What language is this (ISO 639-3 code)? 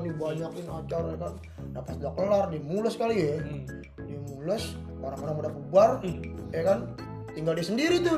ind